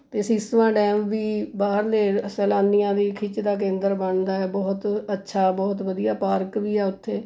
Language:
Punjabi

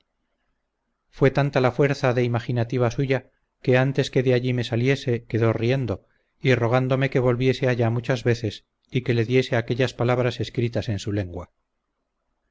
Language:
Spanish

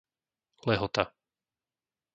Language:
Slovak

